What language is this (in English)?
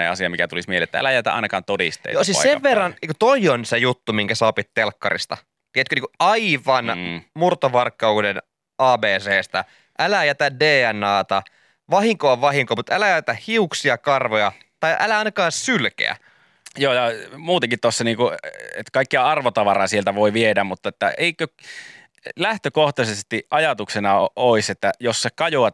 Finnish